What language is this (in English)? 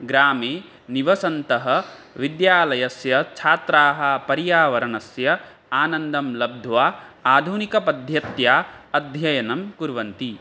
Sanskrit